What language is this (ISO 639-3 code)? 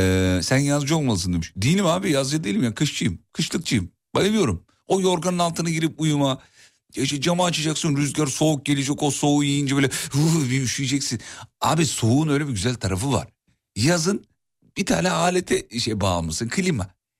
tur